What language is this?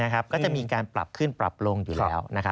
Thai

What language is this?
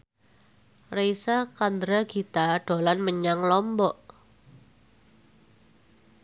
Javanese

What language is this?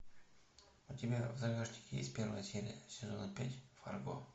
Russian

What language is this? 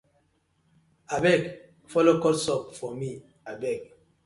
Nigerian Pidgin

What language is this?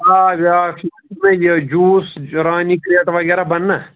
Kashmiri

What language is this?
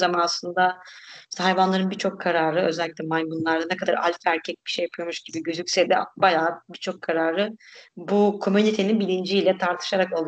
Turkish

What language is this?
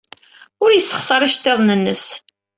Kabyle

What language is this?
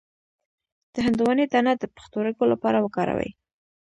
Pashto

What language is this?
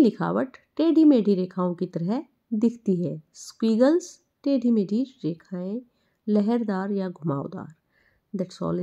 Hindi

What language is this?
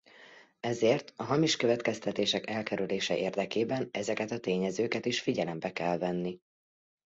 Hungarian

